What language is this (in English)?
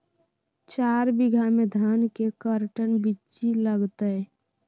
Magahi